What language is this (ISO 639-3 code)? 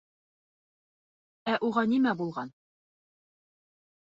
bak